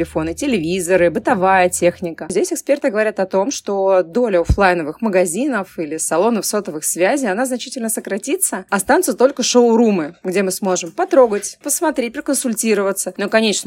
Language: Russian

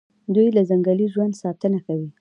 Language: Pashto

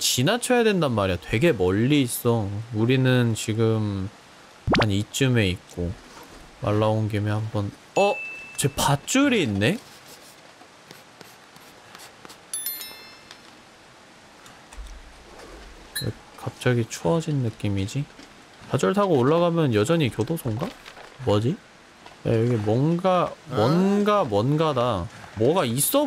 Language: Korean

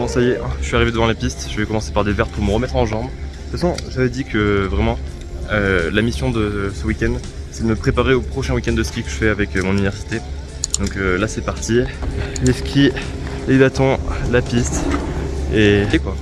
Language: French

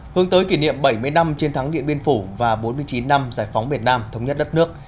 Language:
Vietnamese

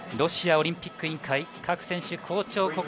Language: Japanese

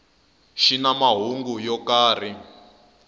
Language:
Tsonga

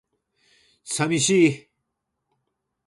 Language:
Japanese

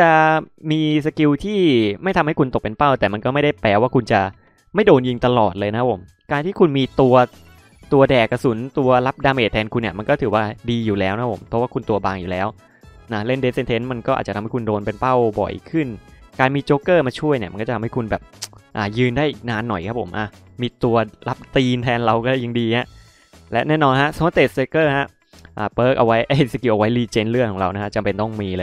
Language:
Thai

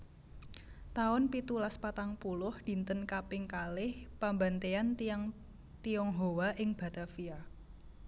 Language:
Javanese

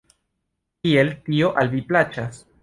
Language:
Esperanto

